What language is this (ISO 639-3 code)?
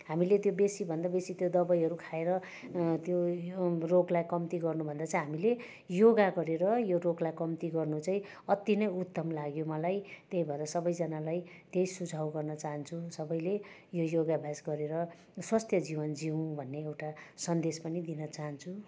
nep